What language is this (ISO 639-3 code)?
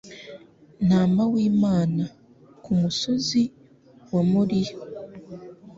kin